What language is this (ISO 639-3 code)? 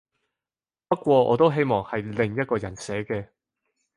yue